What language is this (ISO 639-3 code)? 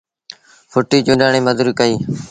sbn